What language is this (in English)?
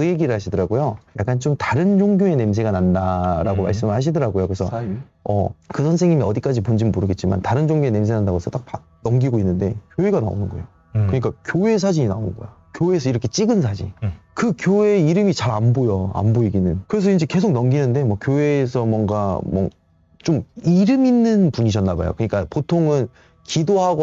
Korean